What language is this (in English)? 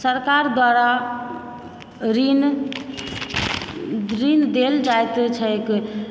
Maithili